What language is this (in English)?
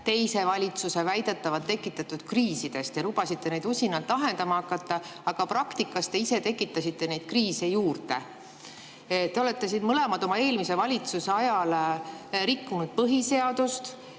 Estonian